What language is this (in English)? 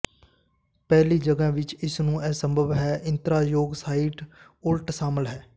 Punjabi